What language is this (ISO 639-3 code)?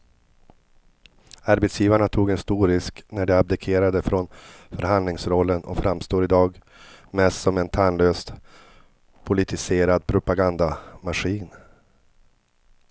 swe